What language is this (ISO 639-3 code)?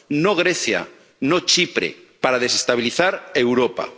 spa